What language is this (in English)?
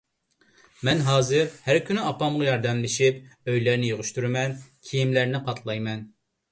Uyghur